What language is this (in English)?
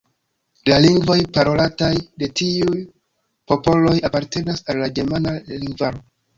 Esperanto